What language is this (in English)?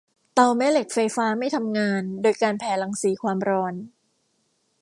Thai